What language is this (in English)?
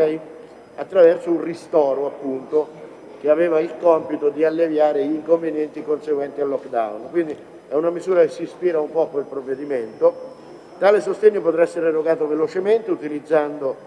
Italian